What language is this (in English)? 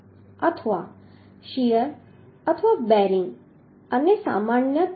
Gujarati